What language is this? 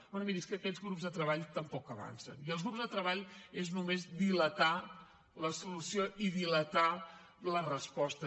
Catalan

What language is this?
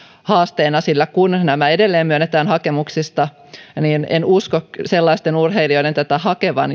Finnish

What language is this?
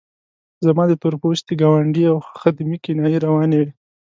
Pashto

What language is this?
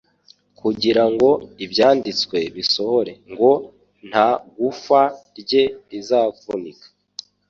Kinyarwanda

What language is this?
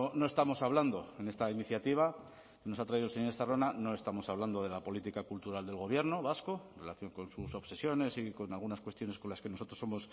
Spanish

